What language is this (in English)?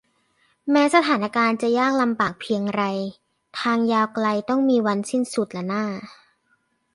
Thai